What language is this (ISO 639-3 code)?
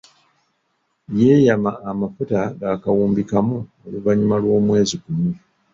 lug